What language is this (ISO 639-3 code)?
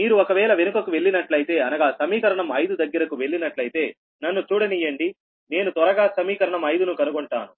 tel